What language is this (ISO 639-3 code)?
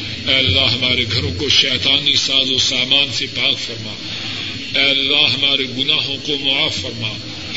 urd